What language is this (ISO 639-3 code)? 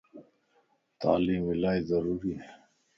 lss